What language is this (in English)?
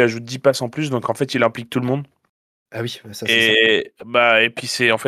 French